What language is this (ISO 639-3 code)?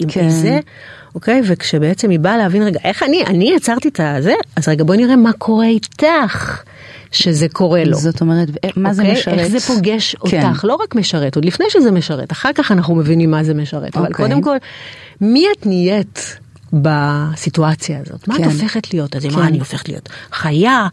heb